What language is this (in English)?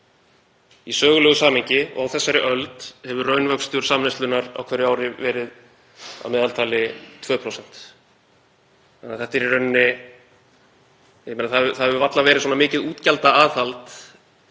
Icelandic